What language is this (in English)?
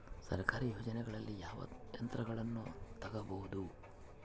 Kannada